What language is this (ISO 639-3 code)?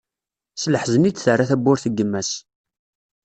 kab